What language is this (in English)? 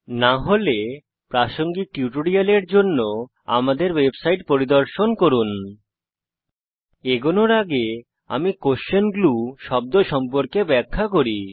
Bangla